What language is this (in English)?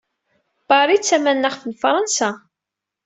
Kabyle